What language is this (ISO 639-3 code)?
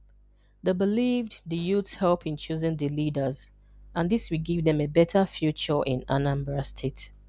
ibo